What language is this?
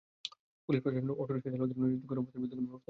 Bangla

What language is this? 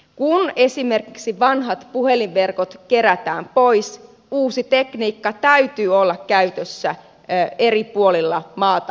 Finnish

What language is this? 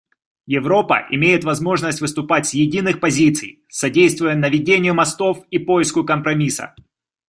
Russian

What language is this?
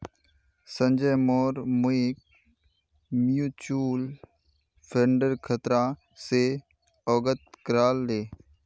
Magahi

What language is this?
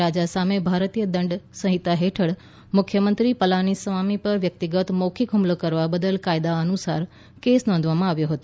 Gujarati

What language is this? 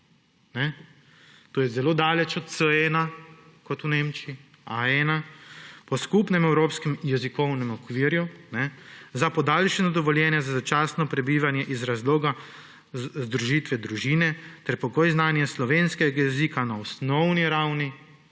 Slovenian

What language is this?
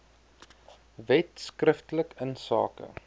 Afrikaans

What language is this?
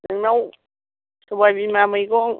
Bodo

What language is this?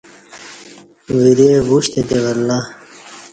Kati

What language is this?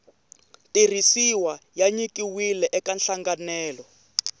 Tsonga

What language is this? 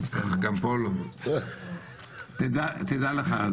Hebrew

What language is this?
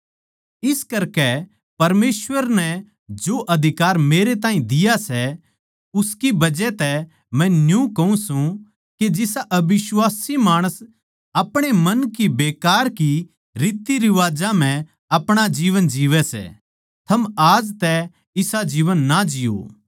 Haryanvi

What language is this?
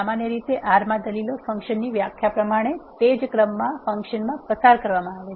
Gujarati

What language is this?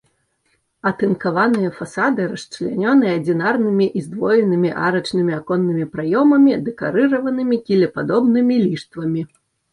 Belarusian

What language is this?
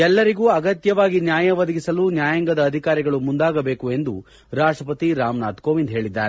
Kannada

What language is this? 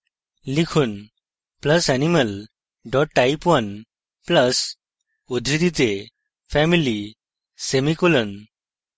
Bangla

